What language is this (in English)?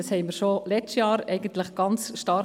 Swiss German